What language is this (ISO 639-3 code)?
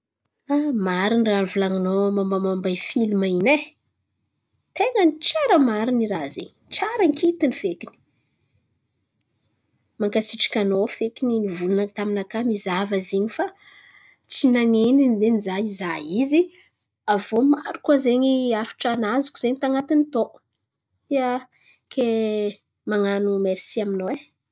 xmv